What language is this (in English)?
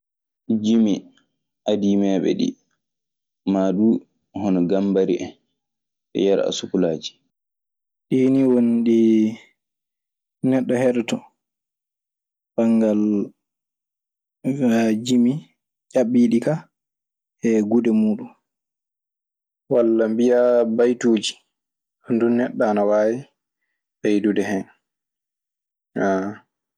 Maasina Fulfulde